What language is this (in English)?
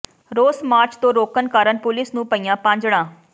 Punjabi